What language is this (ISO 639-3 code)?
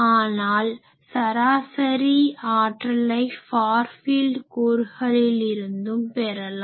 tam